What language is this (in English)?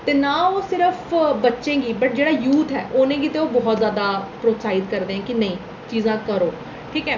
Dogri